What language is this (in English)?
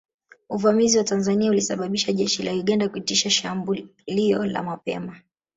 Swahili